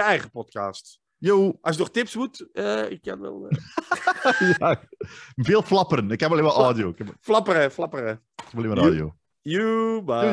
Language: Dutch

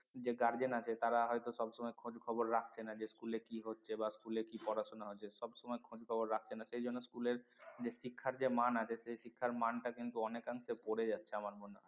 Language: Bangla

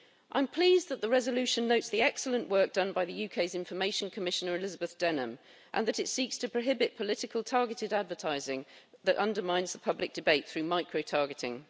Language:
English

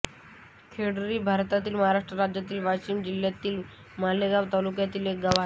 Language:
Marathi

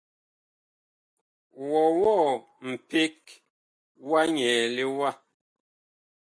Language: Bakoko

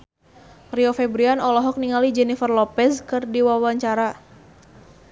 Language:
Sundanese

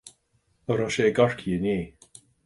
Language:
Irish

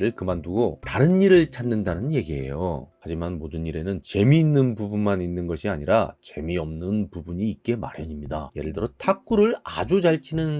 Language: Korean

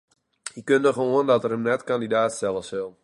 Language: Western Frisian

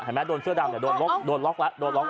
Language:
Thai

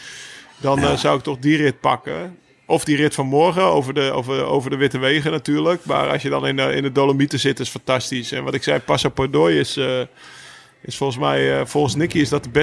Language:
Dutch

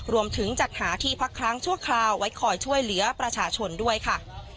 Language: Thai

